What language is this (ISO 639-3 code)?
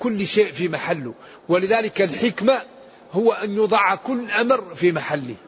ara